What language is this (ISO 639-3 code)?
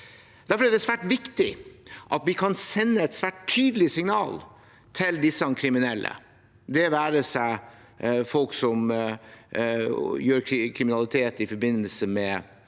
nor